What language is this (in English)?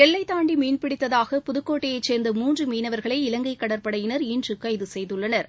Tamil